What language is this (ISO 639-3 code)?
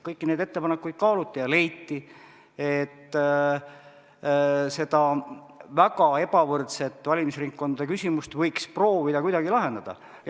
est